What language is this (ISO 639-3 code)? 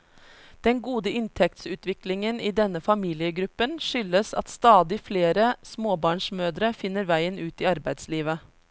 nor